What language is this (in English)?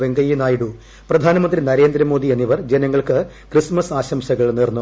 Malayalam